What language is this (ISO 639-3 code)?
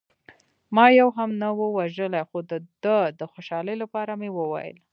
pus